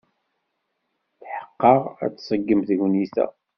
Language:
Kabyle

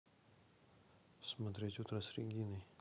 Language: Russian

